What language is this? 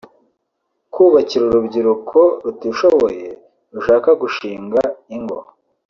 Kinyarwanda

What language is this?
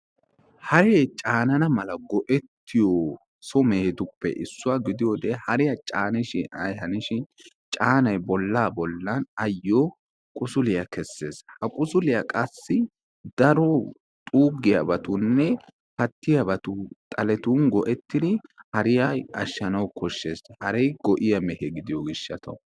Wolaytta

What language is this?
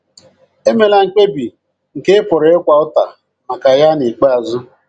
Igbo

